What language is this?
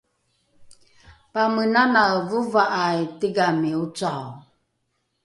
Rukai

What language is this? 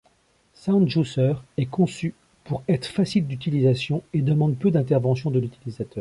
French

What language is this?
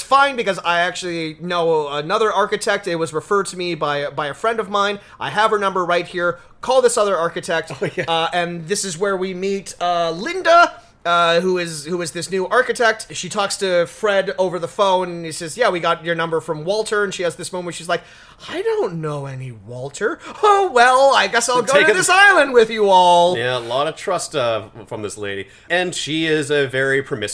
English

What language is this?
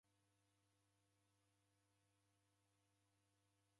Taita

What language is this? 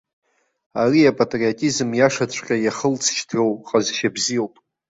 Abkhazian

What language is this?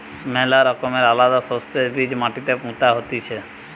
Bangla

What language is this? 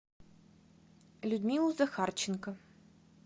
Russian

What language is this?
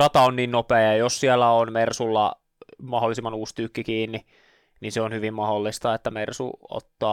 Finnish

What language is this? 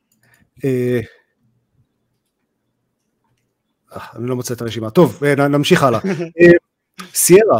Hebrew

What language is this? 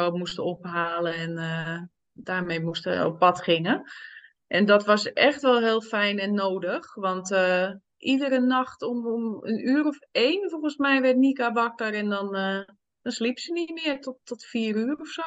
Dutch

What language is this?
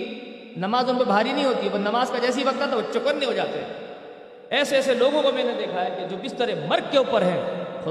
Urdu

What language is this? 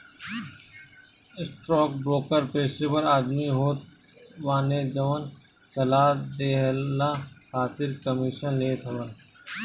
Bhojpuri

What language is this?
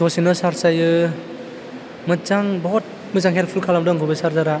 Bodo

